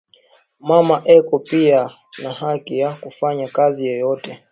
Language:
Swahili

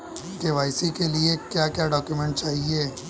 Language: Hindi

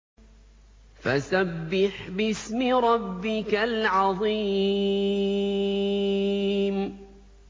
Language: Arabic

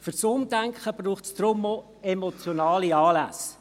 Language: Swiss German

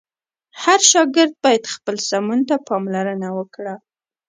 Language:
Pashto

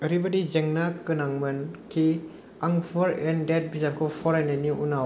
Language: Bodo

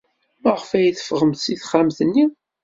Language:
Kabyle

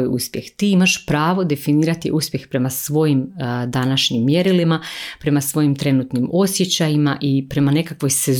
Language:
Croatian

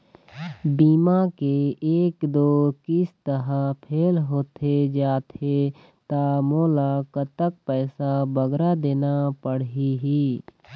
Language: Chhattisgarhi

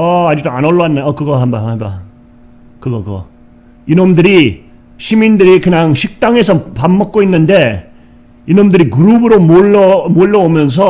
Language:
Korean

